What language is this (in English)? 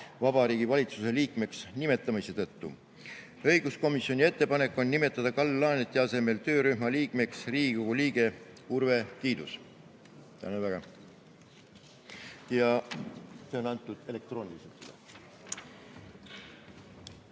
Estonian